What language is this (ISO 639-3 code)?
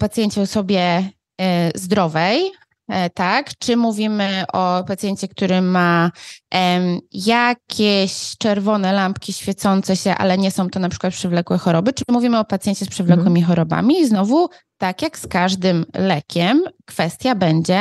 pol